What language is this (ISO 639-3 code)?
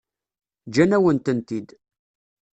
kab